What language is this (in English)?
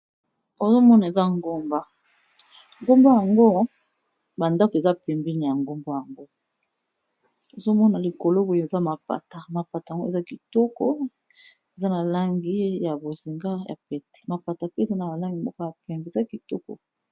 Lingala